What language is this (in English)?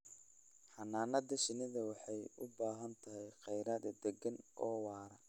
Somali